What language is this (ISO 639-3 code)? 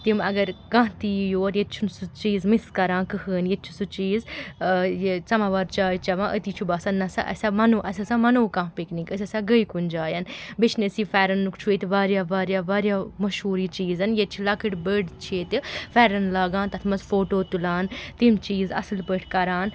kas